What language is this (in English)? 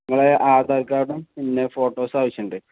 Malayalam